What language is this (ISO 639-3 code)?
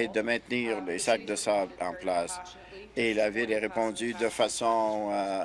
fra